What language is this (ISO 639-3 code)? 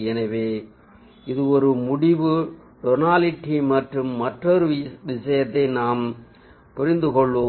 tam